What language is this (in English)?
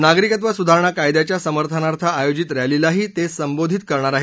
Marathi